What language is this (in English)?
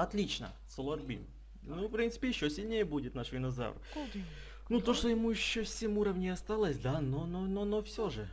Russian